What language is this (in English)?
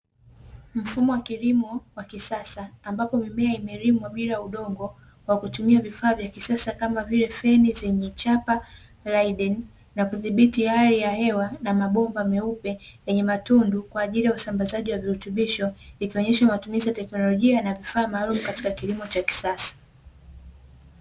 Swahili